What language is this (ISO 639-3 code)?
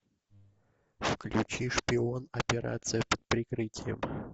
rus